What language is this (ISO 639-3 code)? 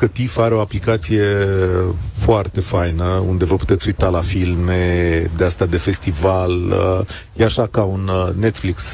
ron